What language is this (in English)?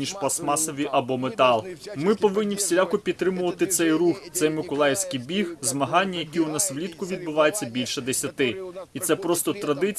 Ukrainian